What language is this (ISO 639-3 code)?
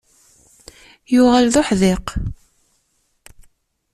kab